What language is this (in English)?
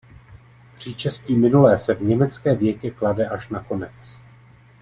Czech